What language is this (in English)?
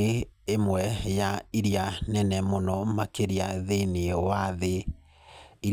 Kikuyu